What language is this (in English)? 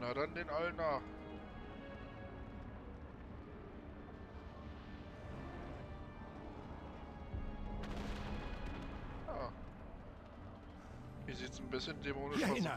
German